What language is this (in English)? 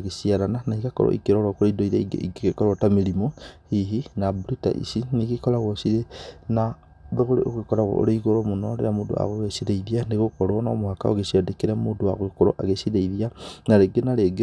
Kikuyu